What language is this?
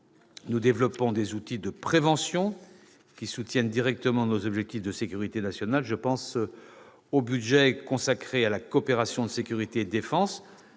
French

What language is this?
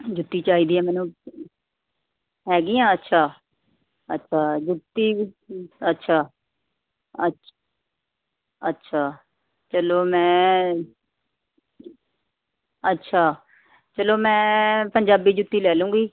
Punjabi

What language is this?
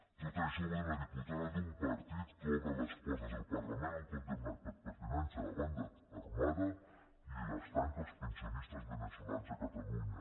Catalan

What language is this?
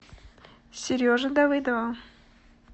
Russian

